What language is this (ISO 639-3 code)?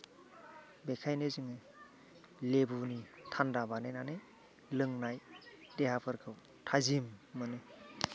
brx